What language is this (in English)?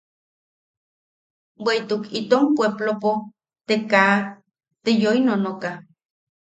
Yaqui